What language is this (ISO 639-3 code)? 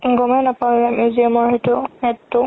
asm